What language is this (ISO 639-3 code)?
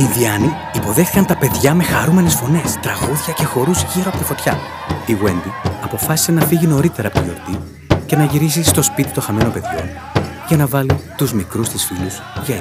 ell